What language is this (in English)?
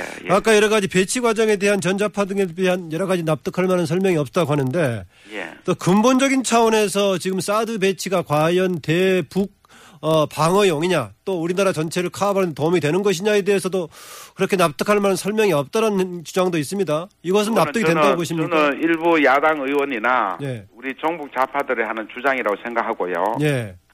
Korean